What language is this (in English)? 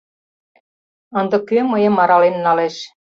Mari